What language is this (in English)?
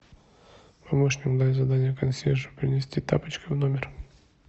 Russian